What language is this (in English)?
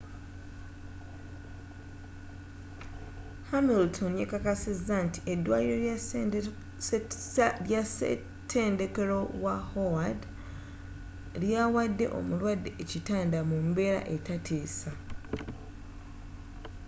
Ganda